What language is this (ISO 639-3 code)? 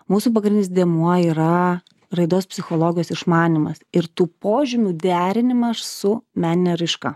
lit